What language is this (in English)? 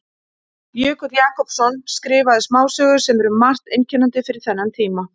Icelandic